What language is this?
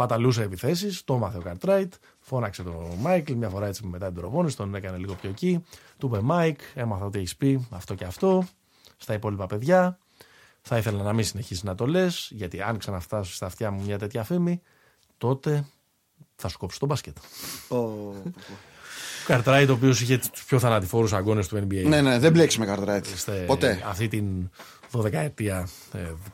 Greek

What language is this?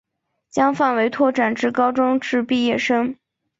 Chinese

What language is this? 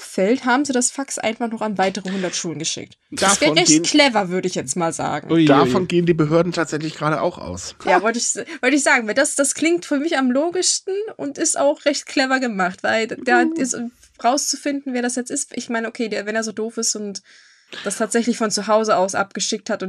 German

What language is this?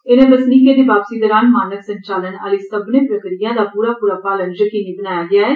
Dogri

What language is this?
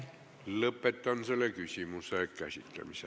Estonian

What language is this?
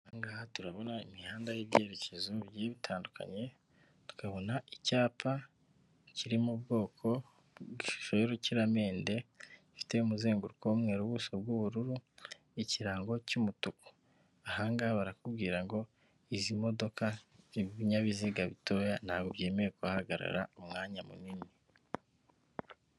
Kinyarwanda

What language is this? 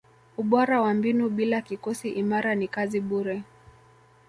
Swahili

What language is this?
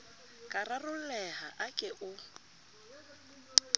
Southern Sotho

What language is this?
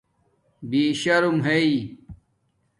Domaaki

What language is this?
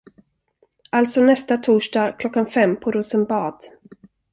Swedish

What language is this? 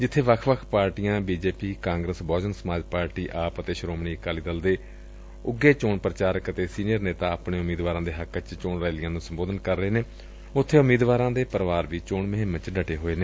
Punjabi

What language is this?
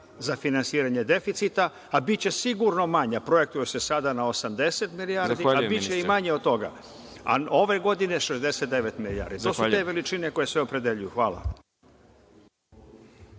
Serbian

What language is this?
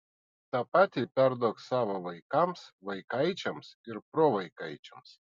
Lithuanian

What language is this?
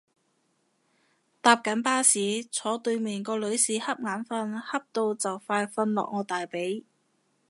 Cantonese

